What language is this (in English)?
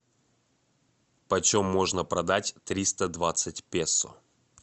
Russian